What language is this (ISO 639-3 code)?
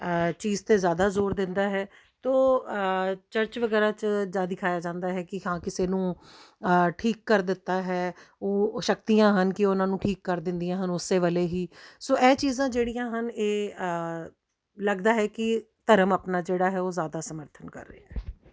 pan